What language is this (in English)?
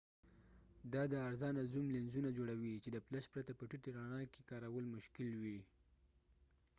Pashto